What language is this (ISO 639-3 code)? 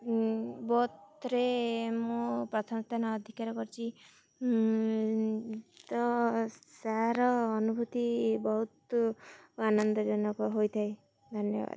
ori